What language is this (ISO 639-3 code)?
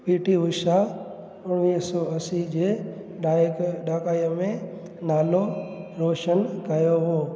snd